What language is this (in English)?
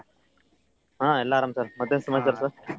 Kannada